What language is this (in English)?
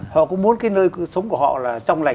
Vietnamese